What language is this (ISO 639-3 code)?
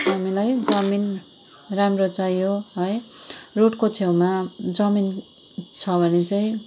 nep